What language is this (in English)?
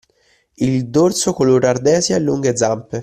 Italian